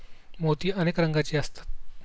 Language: Marathi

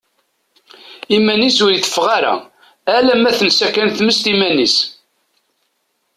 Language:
Kabyle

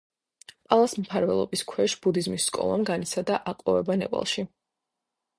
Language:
Georgian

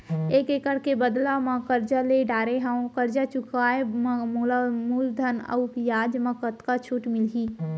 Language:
Chhattisgarhi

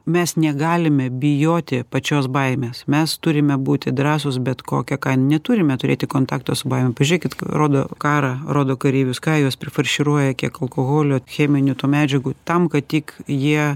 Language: Lithuanian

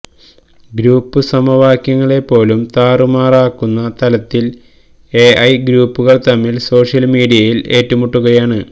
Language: Malayalam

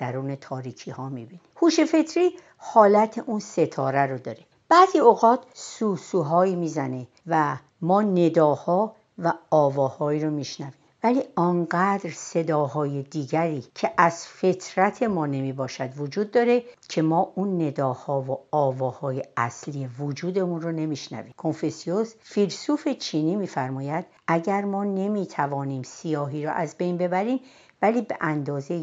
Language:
Persian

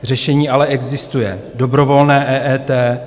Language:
Czech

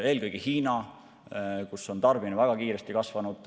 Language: Estonian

